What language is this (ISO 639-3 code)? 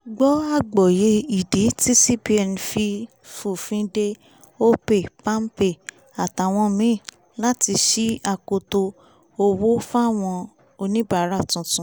yor